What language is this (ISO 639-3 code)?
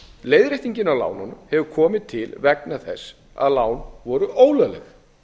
isl